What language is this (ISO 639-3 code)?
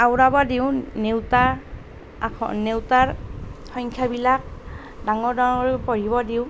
asm